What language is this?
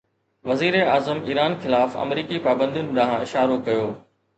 Sindhi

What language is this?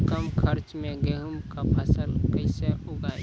Maithili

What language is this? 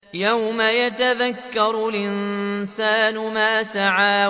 Arabic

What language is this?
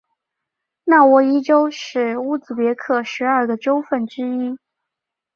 Chinese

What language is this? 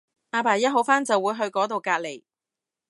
Cantonese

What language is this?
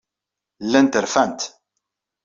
Kabyle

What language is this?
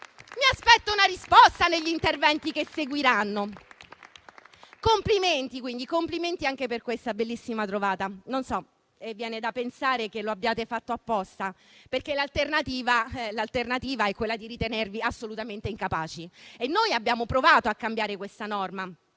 Italian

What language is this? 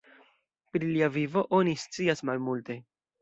Esperanto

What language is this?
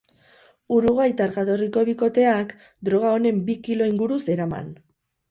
Basque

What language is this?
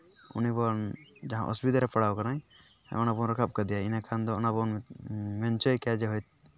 Santali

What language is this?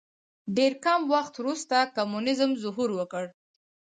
Pashto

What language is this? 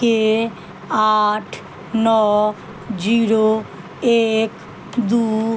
Maithili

